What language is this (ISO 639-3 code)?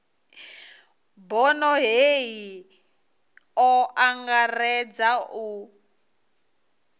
ven